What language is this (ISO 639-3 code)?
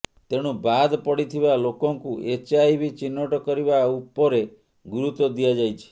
ori